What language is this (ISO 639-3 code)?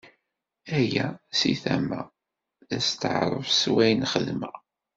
kab